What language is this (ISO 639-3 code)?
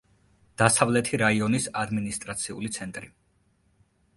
kat